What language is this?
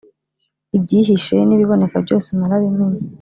Kinyarwanda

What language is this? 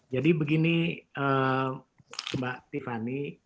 Indonesian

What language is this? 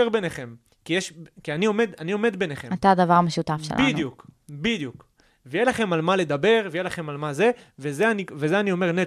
Hebrew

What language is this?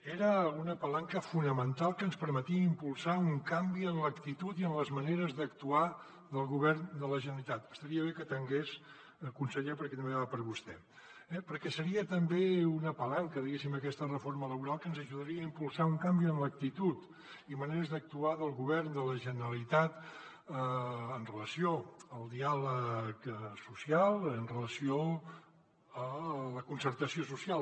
Catalan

